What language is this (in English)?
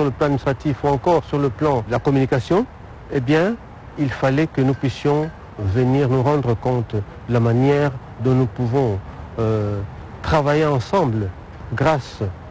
French